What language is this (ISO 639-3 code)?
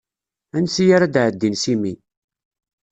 kab